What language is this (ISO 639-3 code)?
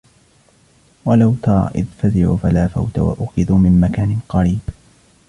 ara